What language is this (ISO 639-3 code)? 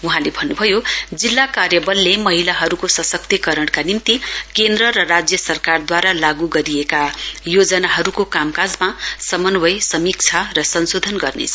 nep